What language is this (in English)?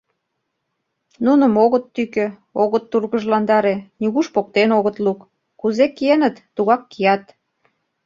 Mari